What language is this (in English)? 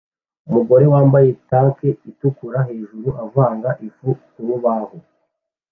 Kinyarwanda